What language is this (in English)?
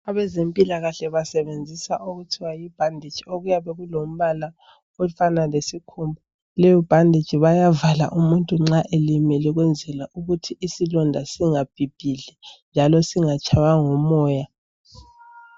North Ndebele